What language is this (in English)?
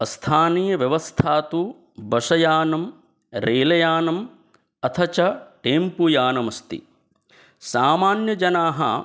Sanskrit